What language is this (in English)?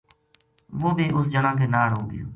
Gujari